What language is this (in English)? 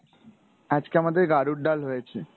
Bangla